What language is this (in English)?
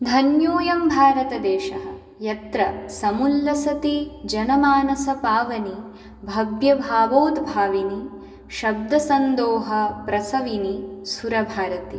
Sanskrit